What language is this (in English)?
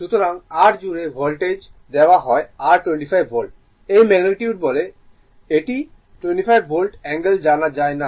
Bangla